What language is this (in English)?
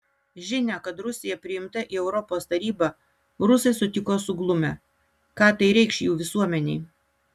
Lithuanian